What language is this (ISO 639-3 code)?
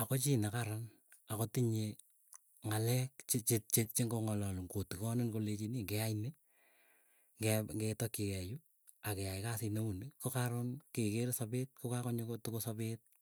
eyo